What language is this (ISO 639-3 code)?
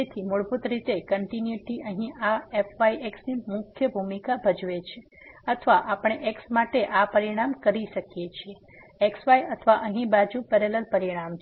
guj